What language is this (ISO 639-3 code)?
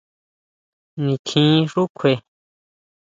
mau